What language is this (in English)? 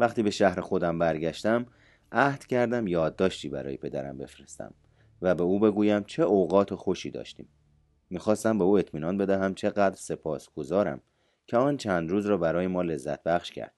Persian